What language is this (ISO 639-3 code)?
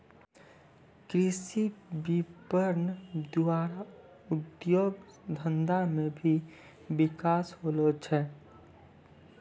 mai